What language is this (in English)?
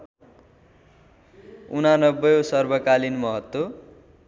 Nepali